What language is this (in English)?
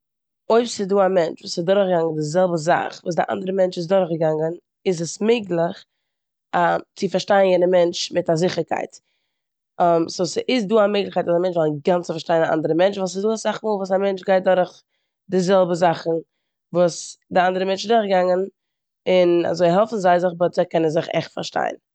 Yiddish